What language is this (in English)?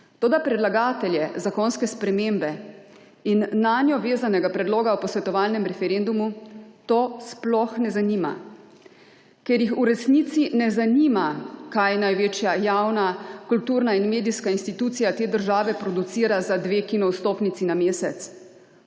Slovenian